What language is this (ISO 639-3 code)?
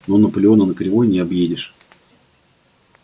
rus